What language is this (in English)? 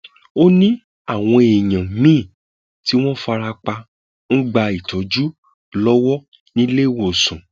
Yoruba